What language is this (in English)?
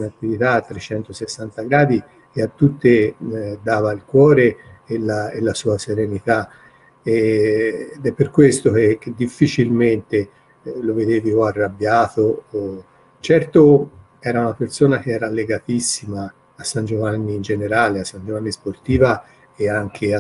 Italian